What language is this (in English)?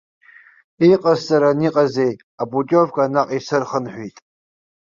Abkhazian